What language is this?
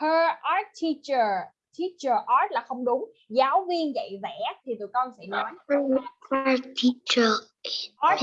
Vietnamese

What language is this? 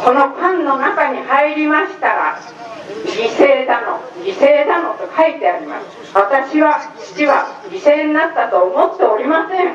Japanese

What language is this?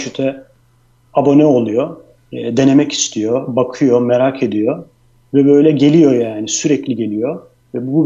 Turkish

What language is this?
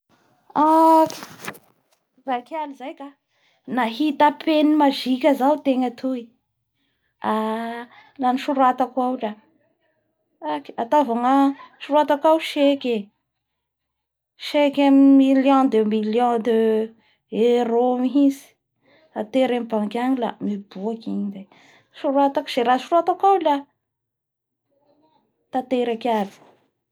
Bara Malagasy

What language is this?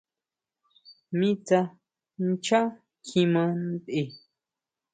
Huautla Mazatec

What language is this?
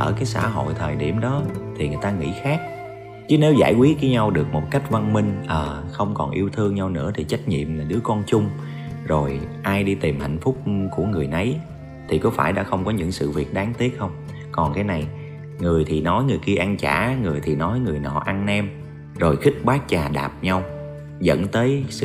Vietnamese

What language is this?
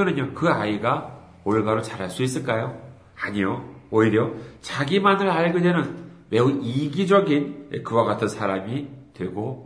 Korean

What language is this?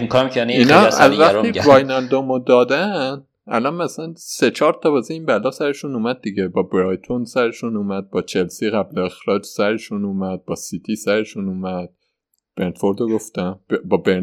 Persian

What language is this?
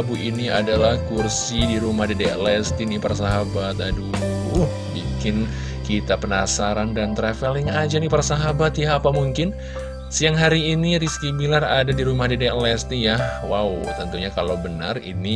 Indonesian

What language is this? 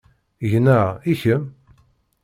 Kabyle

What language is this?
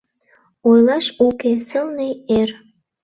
Mari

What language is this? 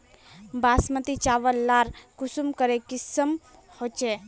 Magahi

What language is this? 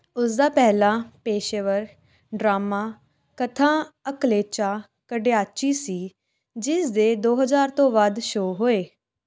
Punjabi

